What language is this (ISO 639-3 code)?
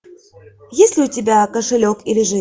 rus